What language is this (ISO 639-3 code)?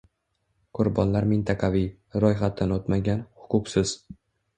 uzb